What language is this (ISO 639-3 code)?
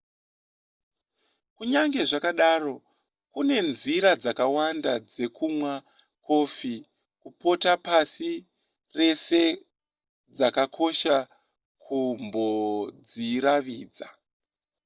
sna